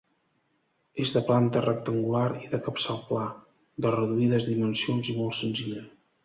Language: Catalan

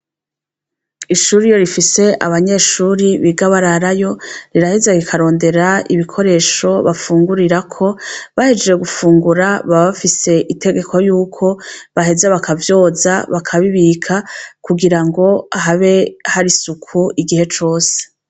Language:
Rundi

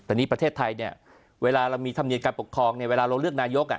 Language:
Thai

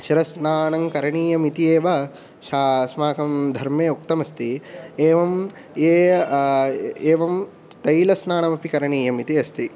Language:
Sanskrit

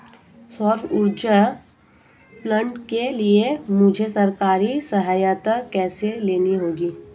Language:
Hindi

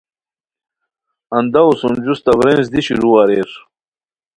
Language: Khowar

